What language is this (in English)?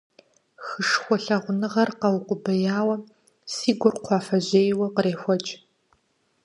Kabardian